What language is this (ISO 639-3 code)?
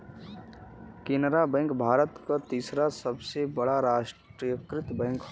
bho